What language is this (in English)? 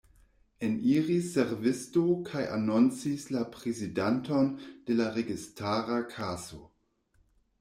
Esperanto